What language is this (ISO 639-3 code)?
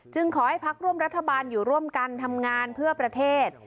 tha